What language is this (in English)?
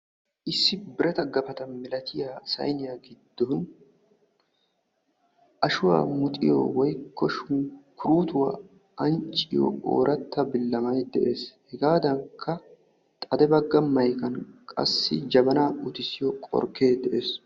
Wolaytta